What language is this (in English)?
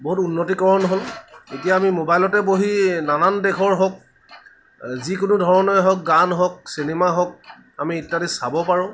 Assamese